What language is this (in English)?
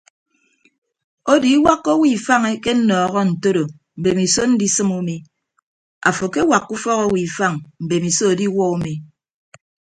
Ibibio